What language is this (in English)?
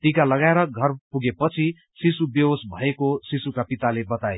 Nepali